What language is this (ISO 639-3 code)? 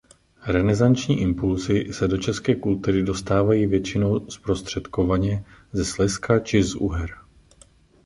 ces